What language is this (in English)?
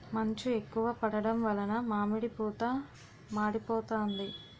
Telugu